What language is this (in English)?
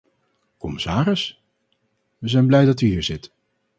Dutch